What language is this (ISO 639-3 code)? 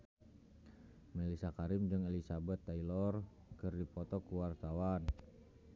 sun